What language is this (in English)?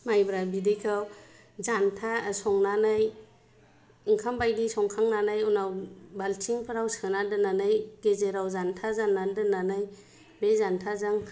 Bodo